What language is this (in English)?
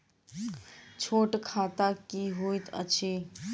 Maithili